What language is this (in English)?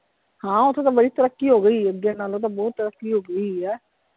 Punjabi